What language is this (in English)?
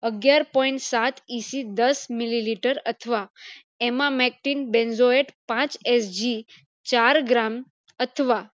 Gujarati